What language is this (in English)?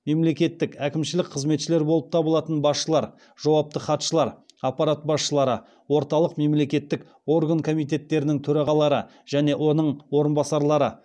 Kazakh